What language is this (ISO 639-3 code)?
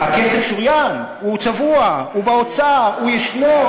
heb